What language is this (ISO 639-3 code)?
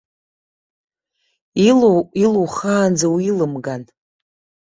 abk